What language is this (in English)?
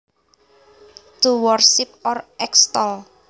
Javanese